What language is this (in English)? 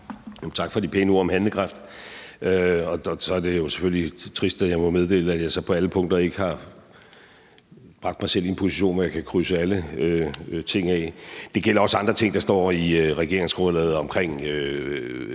Danish